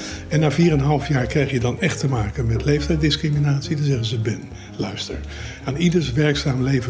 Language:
Dutch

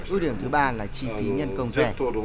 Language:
Vietnamese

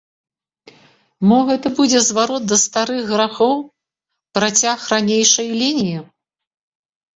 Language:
Belarusian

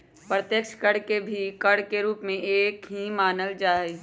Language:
Magahi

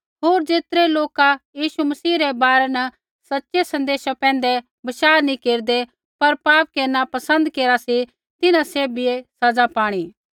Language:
Kullu Pahari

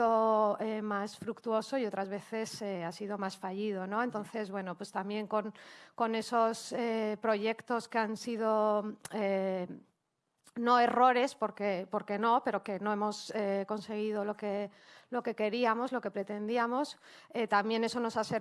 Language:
Spanish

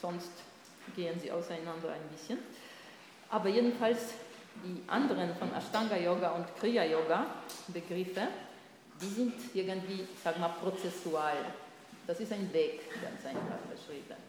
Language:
German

